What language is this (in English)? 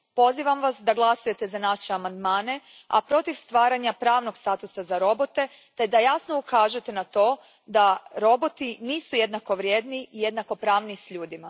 Croatian